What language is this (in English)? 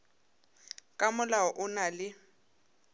Northern Sotho